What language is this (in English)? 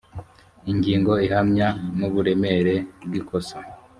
Kinyarwanda